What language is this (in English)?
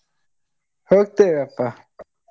Kannada